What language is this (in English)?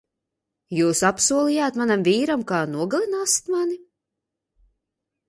Latvian